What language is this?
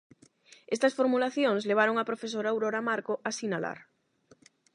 Galician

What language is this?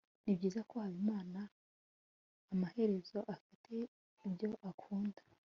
Kinyarwanda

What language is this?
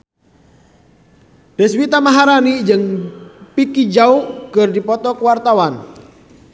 Sundanese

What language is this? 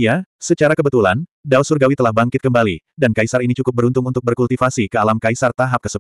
Indonesian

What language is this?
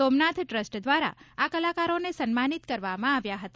Gujarati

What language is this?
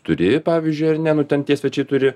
Lithuanian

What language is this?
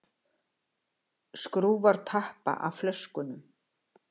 Icelandic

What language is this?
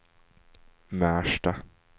Swedish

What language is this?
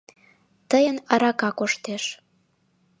Mari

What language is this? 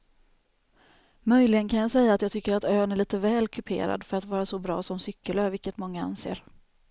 Swedish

